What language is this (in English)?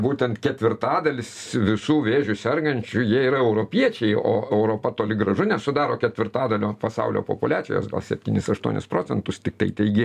Lithuanian